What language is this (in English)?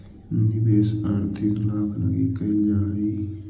Magahi